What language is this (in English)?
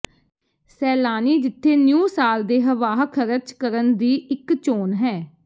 Punjabi